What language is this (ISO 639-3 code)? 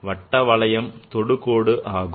tam